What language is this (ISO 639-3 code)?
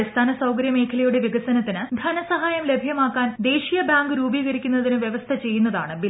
mal